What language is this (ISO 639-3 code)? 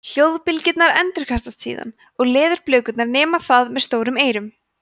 isl